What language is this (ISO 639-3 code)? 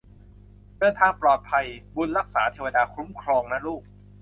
tha